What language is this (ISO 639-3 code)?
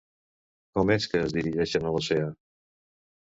cat